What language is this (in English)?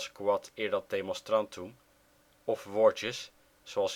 Dutch